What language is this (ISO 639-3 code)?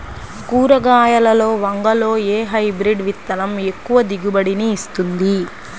tel